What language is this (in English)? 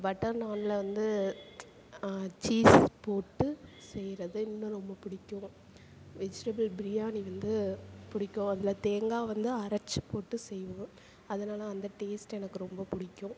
Tamil